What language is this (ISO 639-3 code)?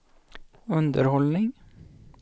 swe